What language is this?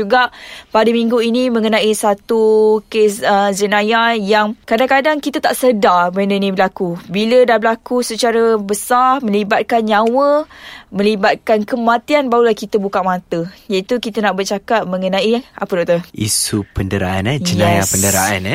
Malay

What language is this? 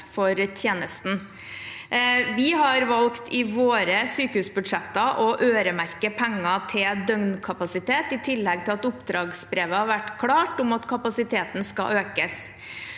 Norwegian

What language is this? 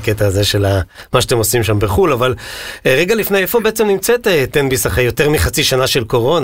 Hebrew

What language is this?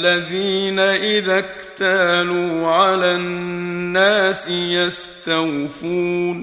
Arabic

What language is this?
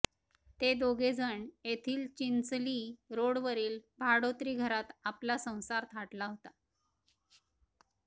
Marathi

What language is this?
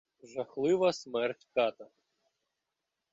Ukrainian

